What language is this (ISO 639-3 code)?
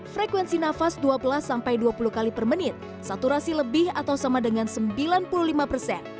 ind